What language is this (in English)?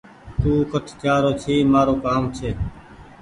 Goaria